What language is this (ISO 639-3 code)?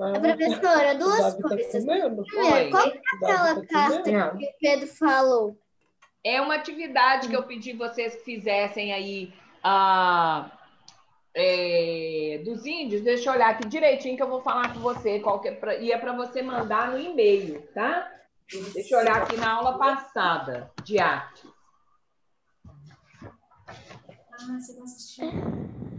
por